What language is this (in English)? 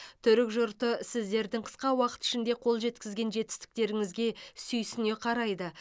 Kazakh